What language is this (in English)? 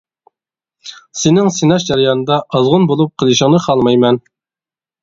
Uyghur